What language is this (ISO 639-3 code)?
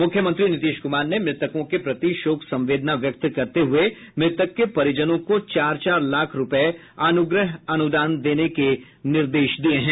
hin